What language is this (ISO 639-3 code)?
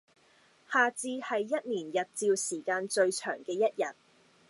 yue